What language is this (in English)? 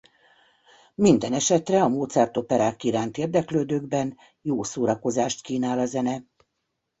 Hungarian